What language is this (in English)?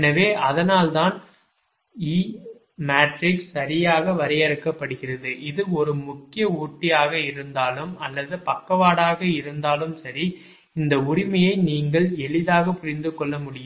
Tamil